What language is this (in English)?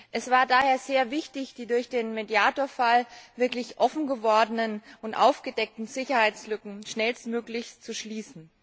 German